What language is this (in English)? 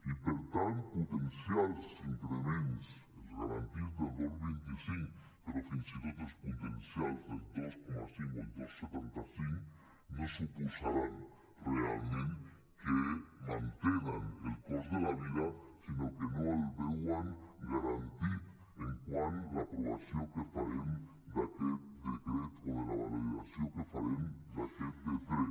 Catalan